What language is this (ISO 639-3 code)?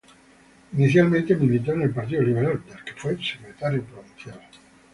spa